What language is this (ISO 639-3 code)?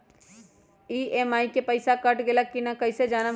mag